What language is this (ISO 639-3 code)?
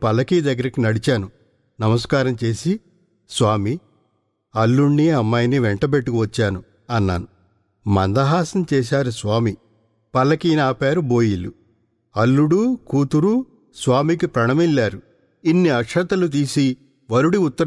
tel